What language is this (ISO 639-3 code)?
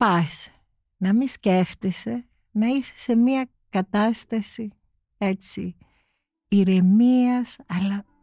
ell